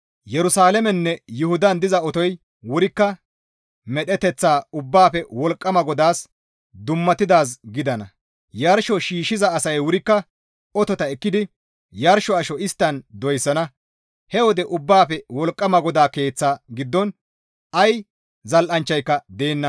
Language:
Gamo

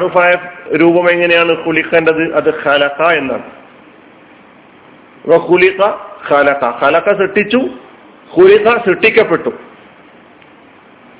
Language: Malayalam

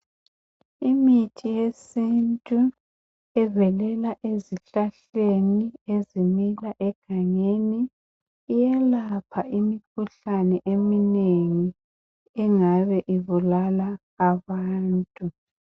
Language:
North Ndebele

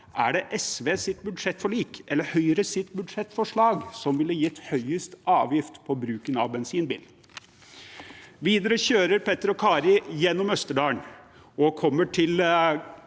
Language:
Norwegian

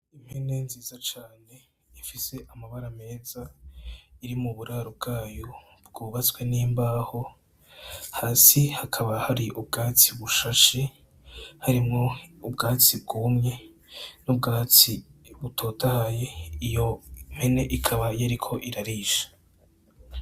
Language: Rundi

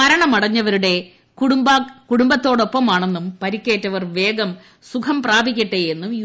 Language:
Malayalam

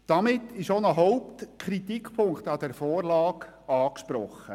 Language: Swiss German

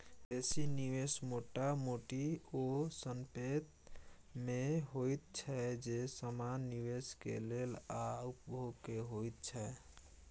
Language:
Maithili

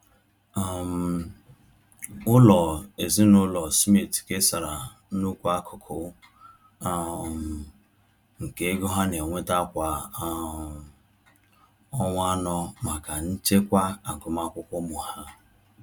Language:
Igbo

